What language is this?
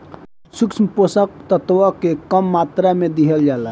Bhojpuri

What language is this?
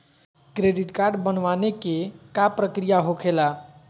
Magahi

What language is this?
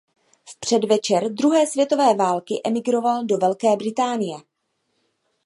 Czech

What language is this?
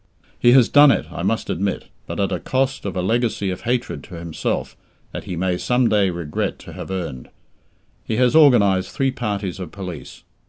English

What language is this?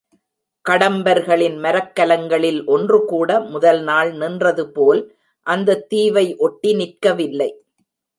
Tamil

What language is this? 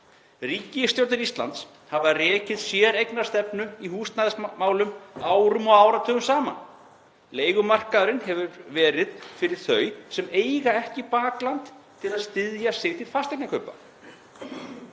Icelandic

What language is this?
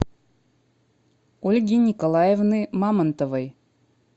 Russian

